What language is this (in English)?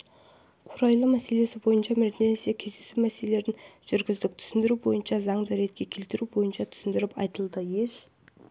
Kazakh